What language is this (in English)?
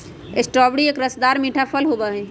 Magahi